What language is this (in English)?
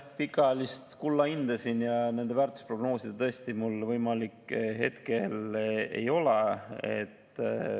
Estonian